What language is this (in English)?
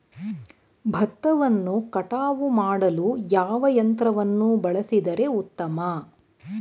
Kannada